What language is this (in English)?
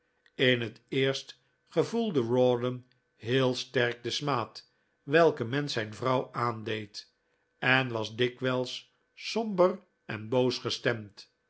Dutch